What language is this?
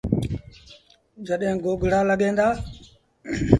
Sindhi Bhil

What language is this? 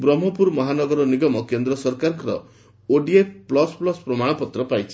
Odia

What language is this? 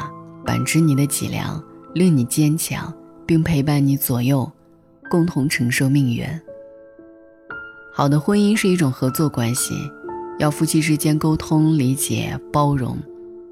Chinese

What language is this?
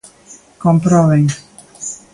Galician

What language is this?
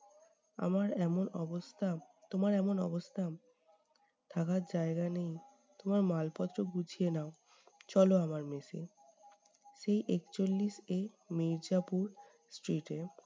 Bangla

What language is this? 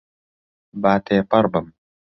Central Kurdish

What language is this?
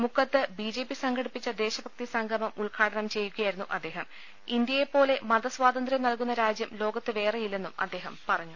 Malayalam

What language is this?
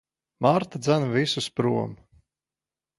Latvian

